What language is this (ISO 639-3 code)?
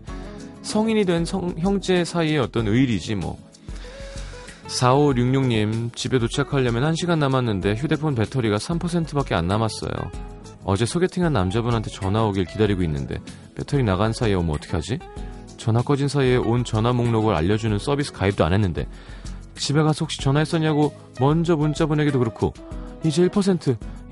kor